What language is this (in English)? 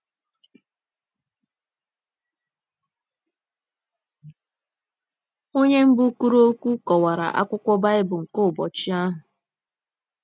Igbo